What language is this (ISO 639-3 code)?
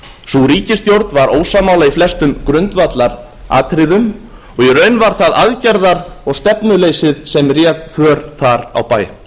isl